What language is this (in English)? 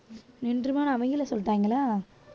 Tamil